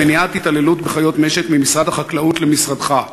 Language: Hebrew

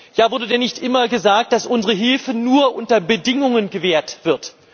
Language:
German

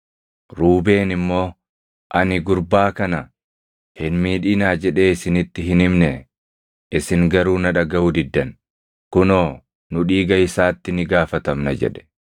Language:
Oromo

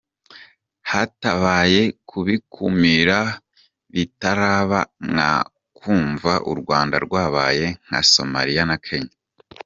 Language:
Kinyarwanda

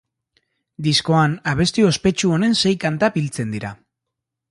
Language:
Basque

